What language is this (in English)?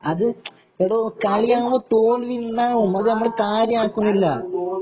Malayalam